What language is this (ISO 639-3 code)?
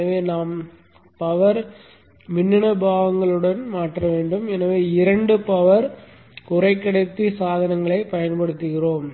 tam